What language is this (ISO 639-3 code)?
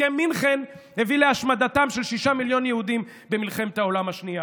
heb